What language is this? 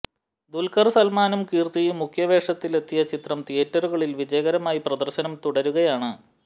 Malayalam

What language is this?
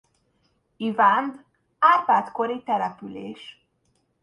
Hungarian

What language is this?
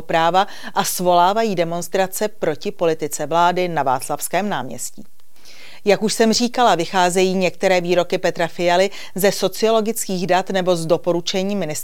Czech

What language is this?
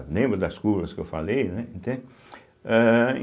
Portuguese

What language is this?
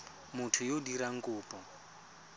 Tswana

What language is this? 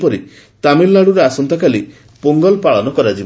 Odia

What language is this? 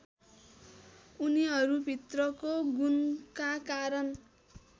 Nepali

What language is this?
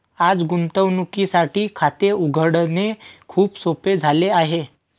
Marathi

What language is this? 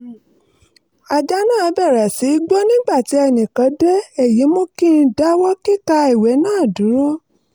Yoruba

